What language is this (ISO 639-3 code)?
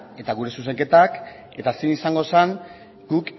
eus